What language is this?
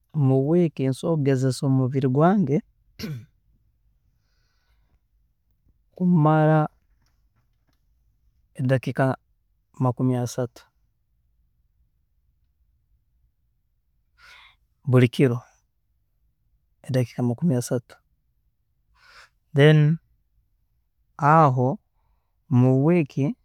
Tooro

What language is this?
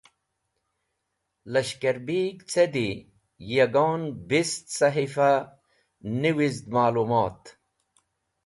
Wakhi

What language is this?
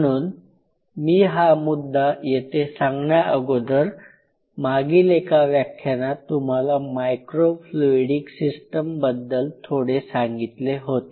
Marathi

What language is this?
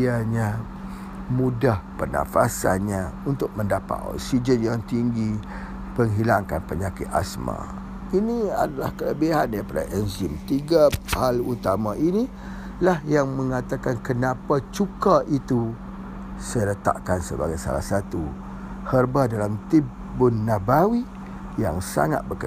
Malay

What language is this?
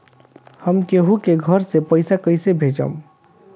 Bhojpuri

